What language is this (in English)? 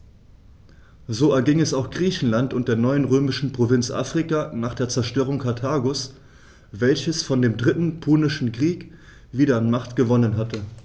German